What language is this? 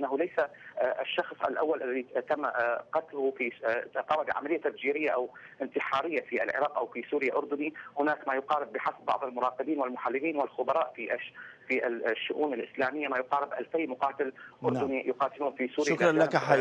Arabic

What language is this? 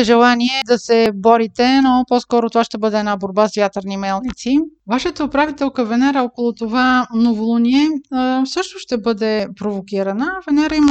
Bulgarian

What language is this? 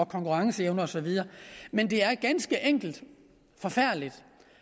Danish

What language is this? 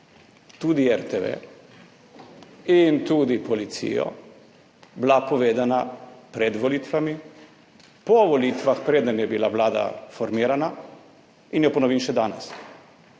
Slovenian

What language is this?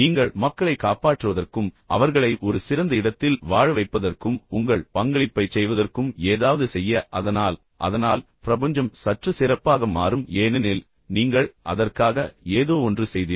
Tamil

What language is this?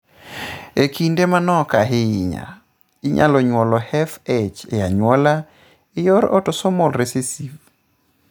Luo (Kenya and Tanzania)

